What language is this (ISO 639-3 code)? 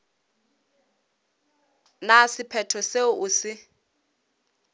nso